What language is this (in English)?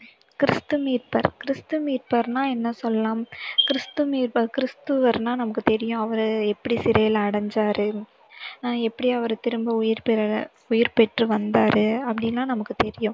Tamil